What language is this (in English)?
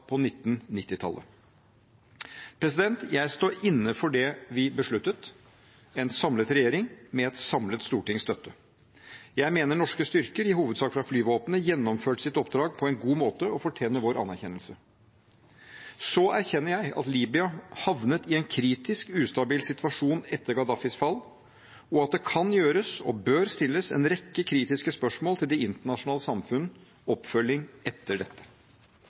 Norwegian Bokmål